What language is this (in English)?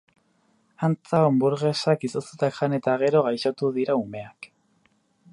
Basque